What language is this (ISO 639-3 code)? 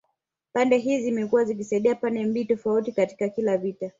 swa